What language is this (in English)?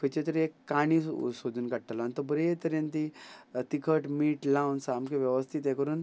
Konkani